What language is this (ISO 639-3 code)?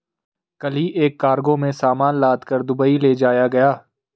hin